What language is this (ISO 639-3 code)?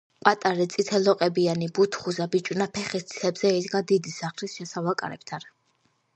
kat